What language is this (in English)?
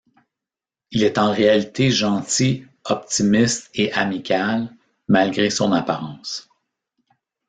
French